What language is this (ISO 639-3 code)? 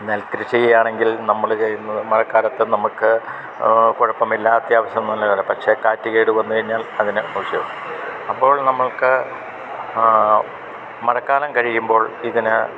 mal